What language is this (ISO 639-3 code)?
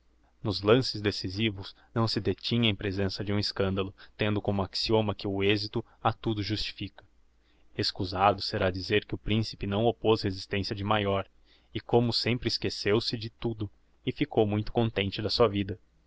por